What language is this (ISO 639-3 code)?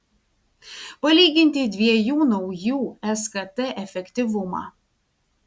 lit